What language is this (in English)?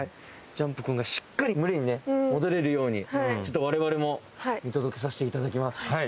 Japanese